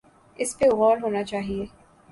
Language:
Urdu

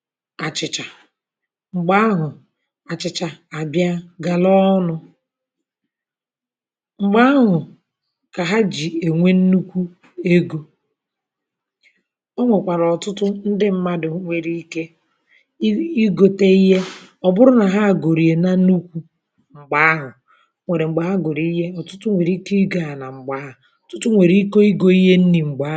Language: Igbo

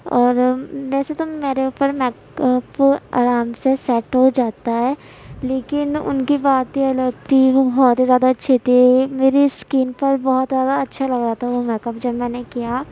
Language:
Urdu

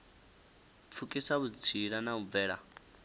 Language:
Venda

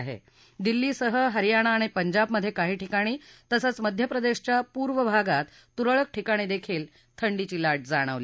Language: Marathi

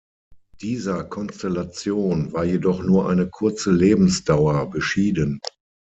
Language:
German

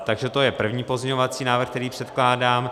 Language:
Czech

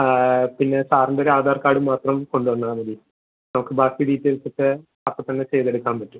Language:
Malayalam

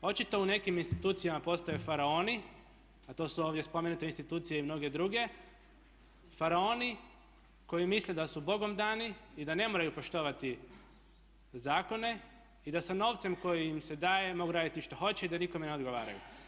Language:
Croatian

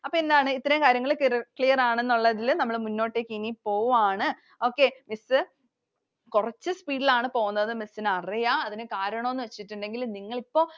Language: Malayalam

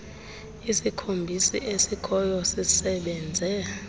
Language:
Xhosa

